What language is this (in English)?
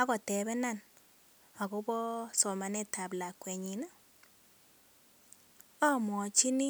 Kalenjin